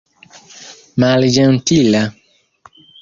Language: Esperanto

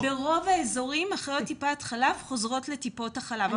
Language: Hebrew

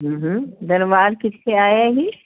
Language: Sindhi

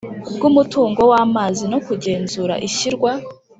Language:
Kinyarwanda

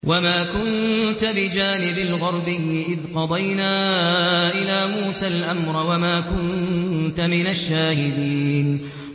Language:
Arabic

